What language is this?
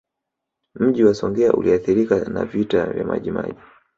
Swahili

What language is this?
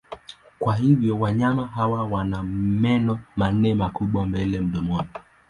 Swahili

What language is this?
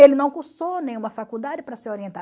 Portuguese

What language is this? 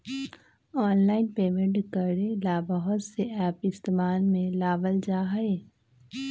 Magahi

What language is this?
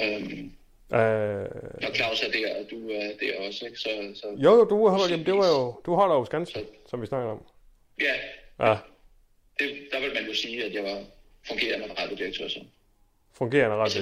Danish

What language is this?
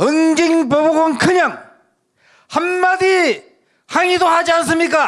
Korean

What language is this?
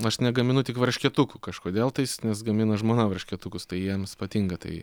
Lithuanian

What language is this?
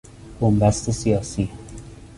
Persian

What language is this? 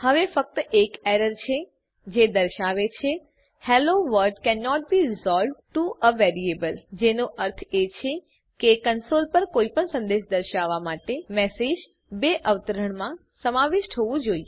Gujarati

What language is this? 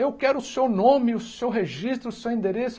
Portuguese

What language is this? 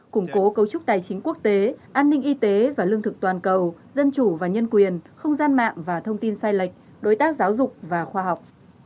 Vietnamese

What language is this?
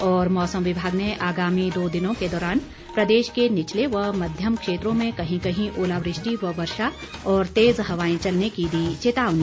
Hindi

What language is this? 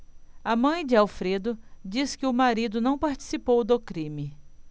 Portuguese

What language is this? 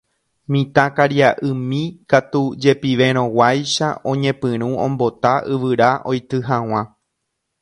Guarani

